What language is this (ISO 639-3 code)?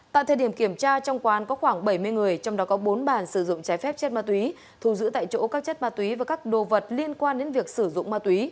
vie